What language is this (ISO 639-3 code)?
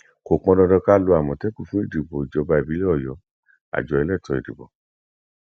yor